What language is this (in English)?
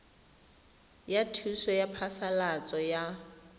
Tswana